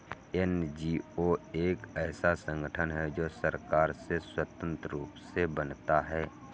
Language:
Hindi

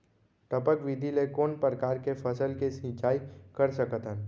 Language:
Chhattisgarhi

